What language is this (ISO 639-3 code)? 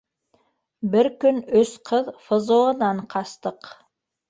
bak